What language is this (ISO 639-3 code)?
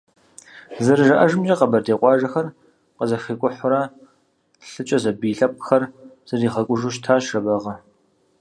kbd